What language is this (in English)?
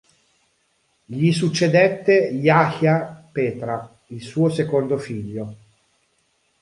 Italian